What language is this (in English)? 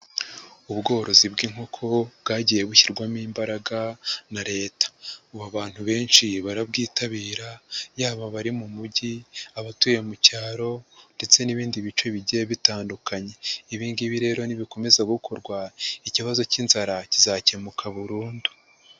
Kinyarwanda